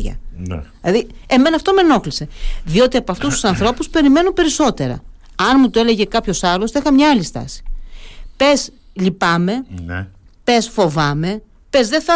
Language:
Greek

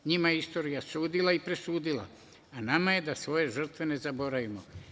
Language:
Serbian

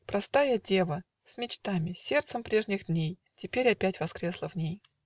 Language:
Russian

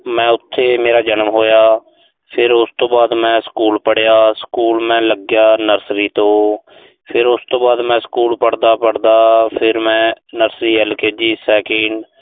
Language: Punjabi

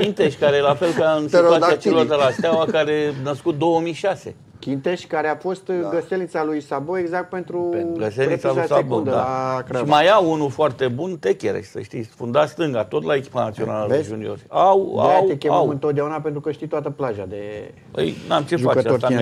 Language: Romanian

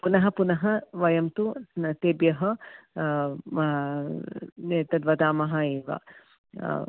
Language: Sanskrit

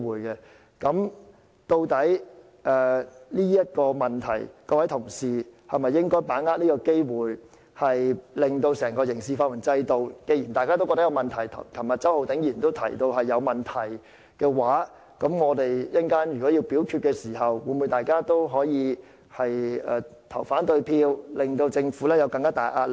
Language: Cantonese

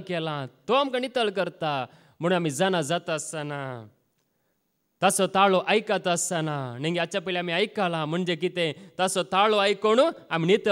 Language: Romanian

